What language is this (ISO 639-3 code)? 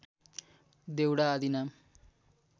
nep